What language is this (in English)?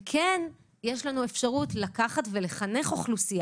Hebrew